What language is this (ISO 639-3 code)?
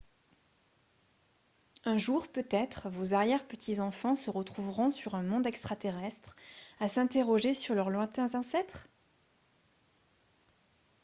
fra